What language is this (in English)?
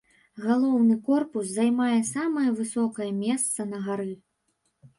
Belarusian